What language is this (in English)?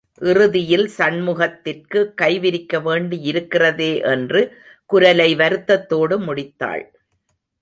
Tamil